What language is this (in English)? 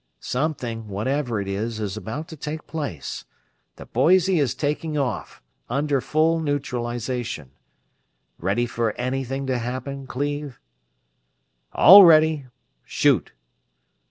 English